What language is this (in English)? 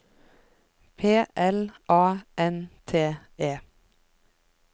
Norwegian